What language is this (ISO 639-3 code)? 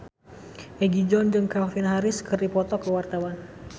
sun